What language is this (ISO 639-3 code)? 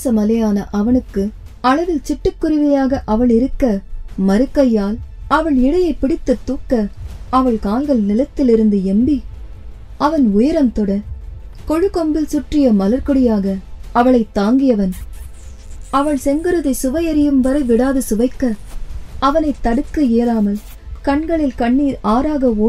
tam